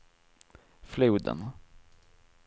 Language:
Swedish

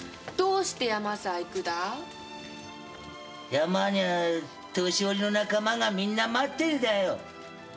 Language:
Japanese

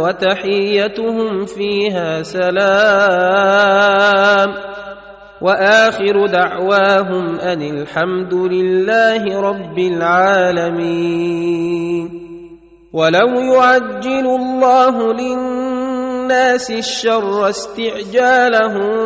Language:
Arabic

